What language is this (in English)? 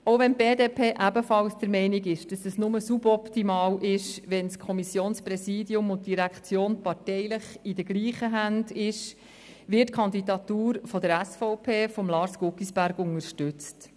Swiss German